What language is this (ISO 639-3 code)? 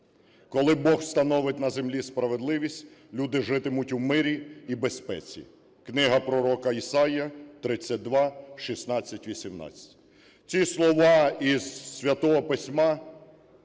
ukr